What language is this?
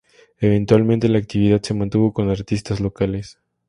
Spanish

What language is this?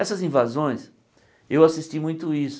Portuguese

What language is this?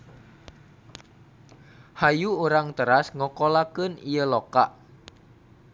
Sundanese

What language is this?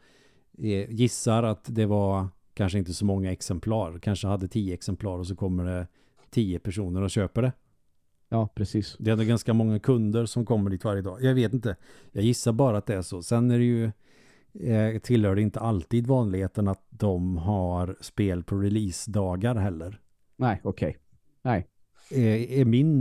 Swedish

